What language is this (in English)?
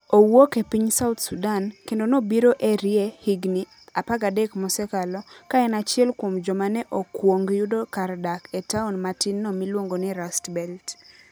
Luo (Kenya and Tanzania)